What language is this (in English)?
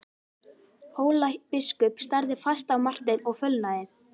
Icelandic